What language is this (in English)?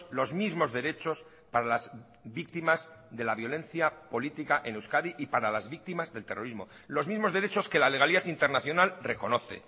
Spanish